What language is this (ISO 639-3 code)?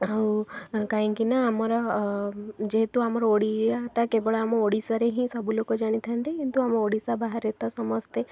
ori